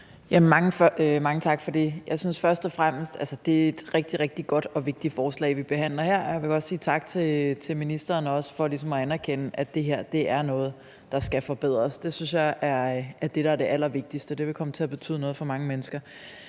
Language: Danish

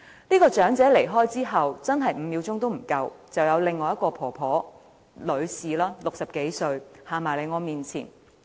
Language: Cantonese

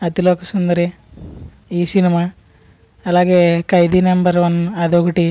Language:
Telugu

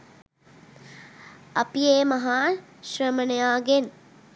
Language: Sinhala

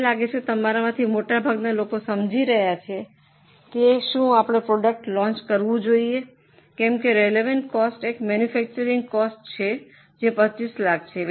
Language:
Gujarati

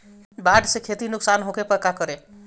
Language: Bhojpuri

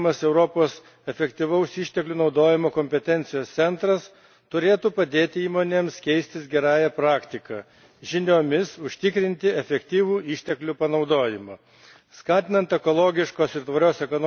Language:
Lithuanian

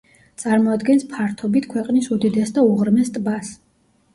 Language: Georgian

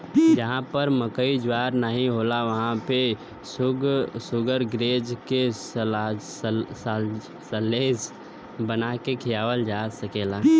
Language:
Bhojpuri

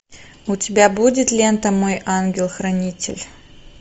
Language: Russian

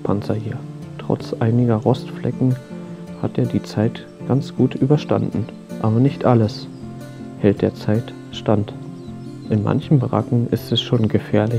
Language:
German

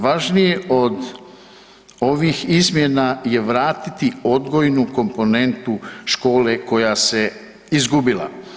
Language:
Croatian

